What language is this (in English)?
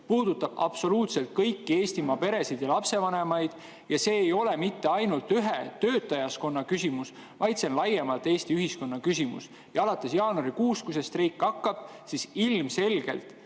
Estonian